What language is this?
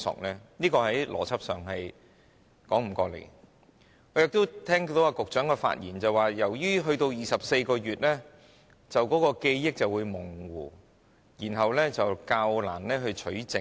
Cantonese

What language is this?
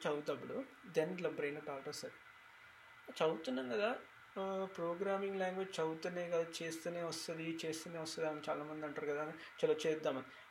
Telugu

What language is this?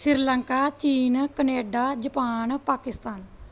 Punjabi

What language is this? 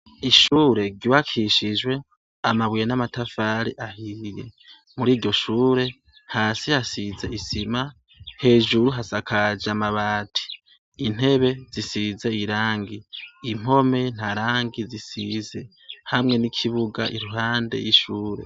Rundi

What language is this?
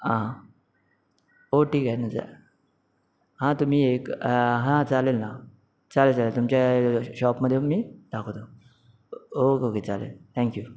Marathi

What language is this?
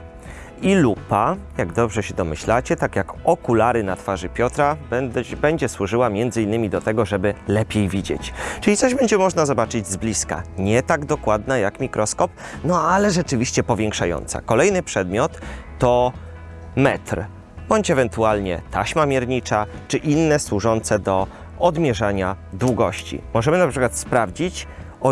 Polish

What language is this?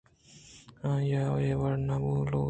Eastern Balochi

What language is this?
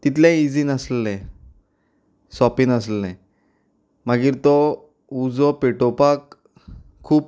Konkani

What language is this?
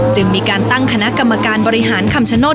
Thai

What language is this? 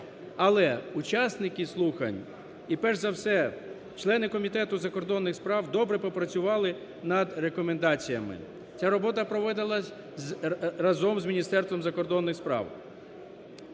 Ukrainian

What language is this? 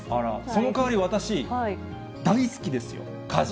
Japanese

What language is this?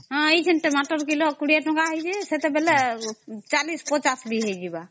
Odia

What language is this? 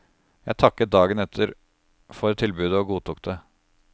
Norwegian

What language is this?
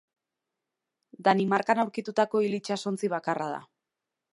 Basque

